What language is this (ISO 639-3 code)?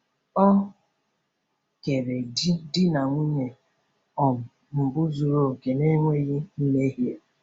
ibo